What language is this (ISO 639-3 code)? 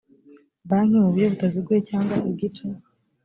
kin